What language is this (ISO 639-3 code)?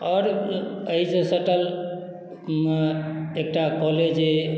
mai